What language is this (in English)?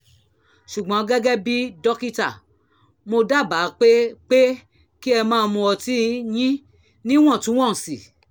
Yoruba